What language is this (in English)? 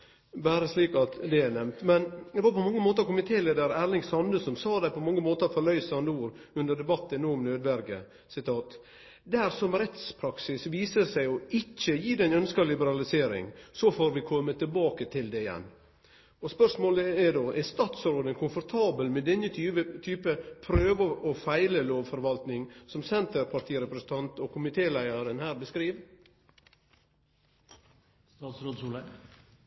Norwegian